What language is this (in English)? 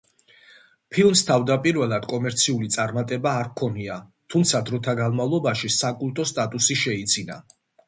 Georgian